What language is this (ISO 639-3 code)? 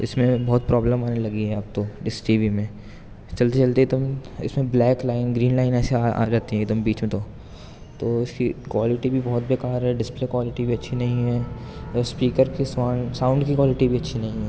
urd